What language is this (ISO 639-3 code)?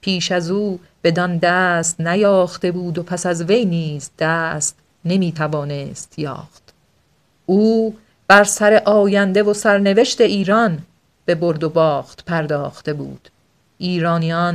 fas